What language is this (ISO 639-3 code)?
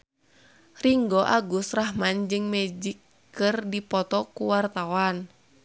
sun